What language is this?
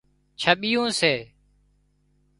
Wadiyara Koli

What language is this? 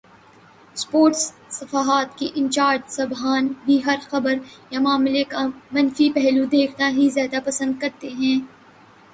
Urdu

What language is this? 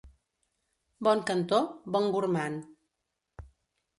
Catalan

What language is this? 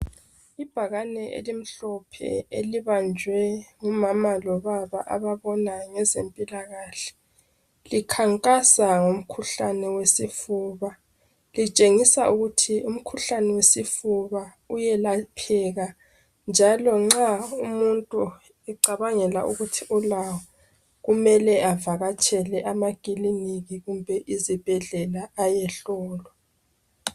North Ndebele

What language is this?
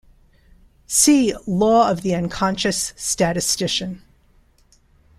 English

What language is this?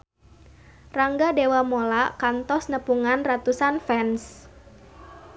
Sundanese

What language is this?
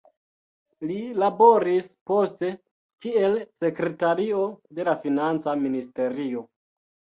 Esperanto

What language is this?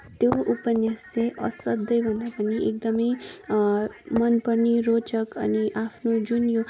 Nepali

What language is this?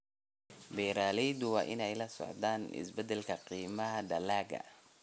Somali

